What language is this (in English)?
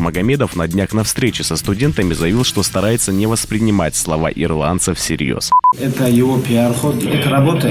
Russian